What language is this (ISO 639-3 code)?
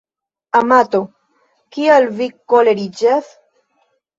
epo